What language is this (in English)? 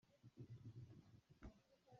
Hakha Chin